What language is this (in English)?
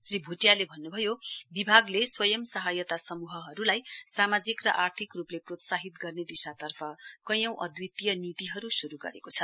Nepali